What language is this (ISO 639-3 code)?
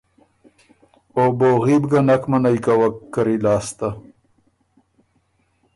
oru